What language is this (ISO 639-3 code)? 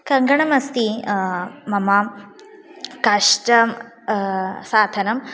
san